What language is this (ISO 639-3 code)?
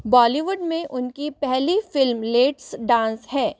hin